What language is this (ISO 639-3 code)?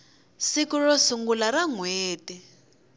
tso